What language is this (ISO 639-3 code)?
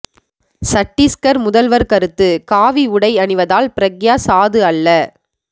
tam